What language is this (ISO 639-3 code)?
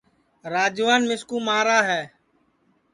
ssi